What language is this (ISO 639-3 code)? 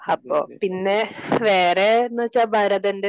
mal